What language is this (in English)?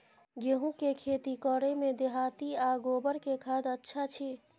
Maithili